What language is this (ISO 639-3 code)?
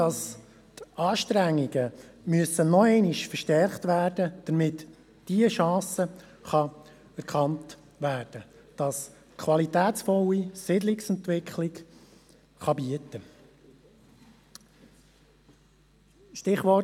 gsw